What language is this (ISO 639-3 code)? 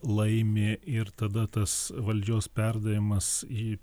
lit